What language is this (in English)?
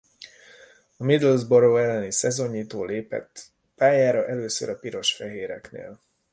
Hungarian